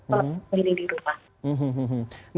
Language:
Indonesian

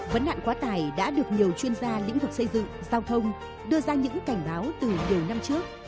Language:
Vietnamese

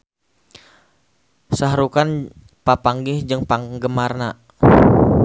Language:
Sundanese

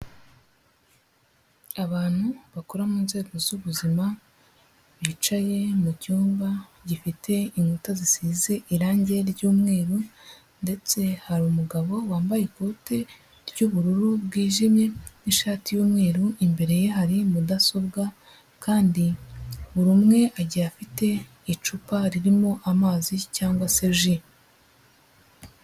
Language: Kinyarwanda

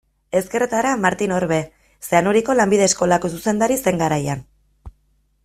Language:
Basque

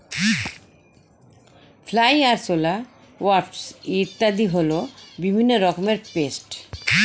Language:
Bangla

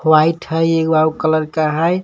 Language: Magahi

